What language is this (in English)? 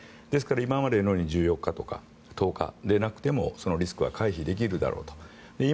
Japanese